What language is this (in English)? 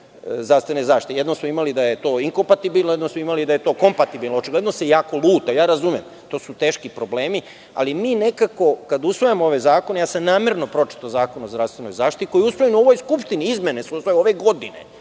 Serbian